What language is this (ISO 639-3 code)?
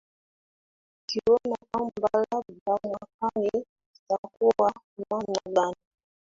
swa